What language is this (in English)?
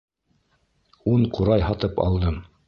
Bashkir